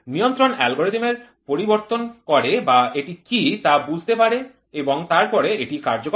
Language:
Bangla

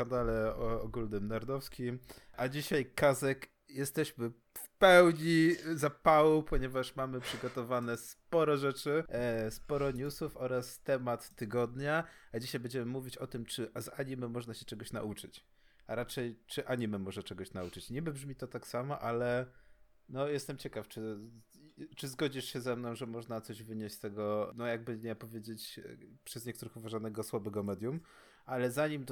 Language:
Polish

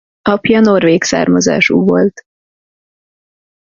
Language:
Hungarian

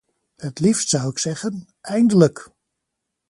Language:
Dutch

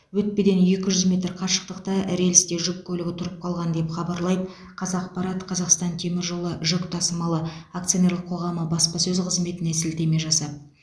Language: Kazakh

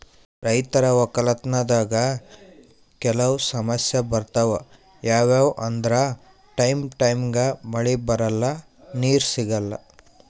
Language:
Kannada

